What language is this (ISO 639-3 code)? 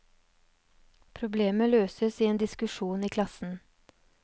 nor